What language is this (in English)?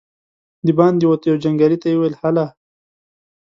Pashto